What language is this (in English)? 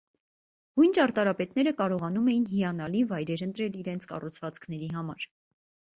Armenian